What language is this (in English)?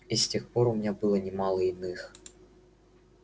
Russian